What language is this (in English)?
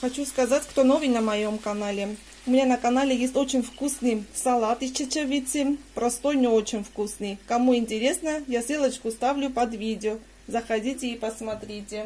Russian